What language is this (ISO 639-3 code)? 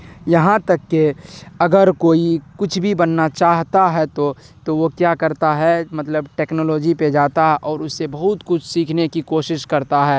urd